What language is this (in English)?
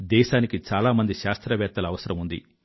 Telugu